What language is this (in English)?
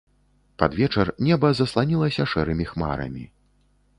Belarusian